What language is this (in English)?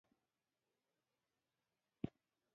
Pashto